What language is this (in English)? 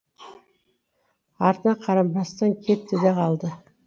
Kazakh